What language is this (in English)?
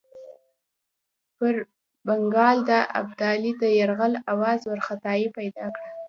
Pashto